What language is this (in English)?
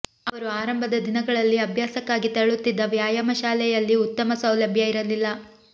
Kannada